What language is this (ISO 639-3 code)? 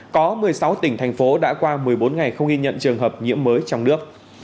vie